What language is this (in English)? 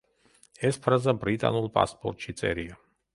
Georgian